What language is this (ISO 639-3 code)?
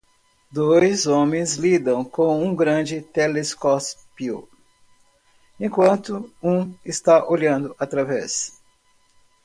por